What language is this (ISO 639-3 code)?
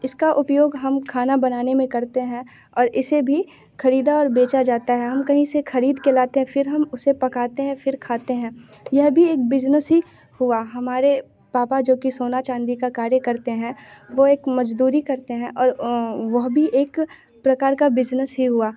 hin